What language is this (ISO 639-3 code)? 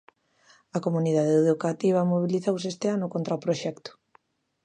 glg